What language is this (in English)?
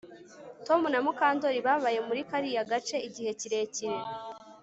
Kinyarwanda